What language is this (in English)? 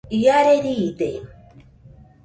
Nüpode Huitoto